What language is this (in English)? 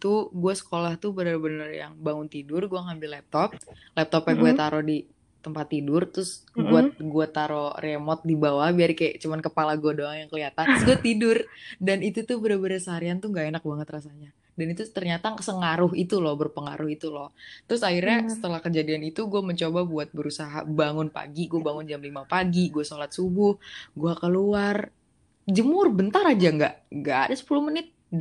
Indonesian